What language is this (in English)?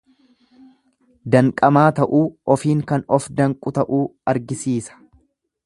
Oromo